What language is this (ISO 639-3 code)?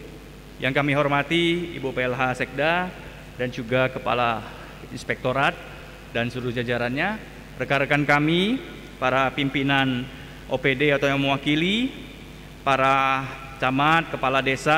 ind